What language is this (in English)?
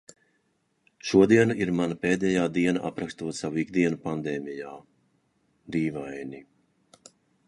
Latvian